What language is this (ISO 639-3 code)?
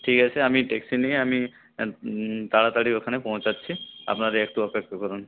ben